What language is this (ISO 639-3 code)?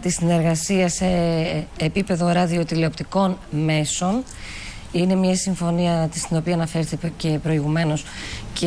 ell